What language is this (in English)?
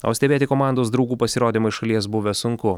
Lithuanian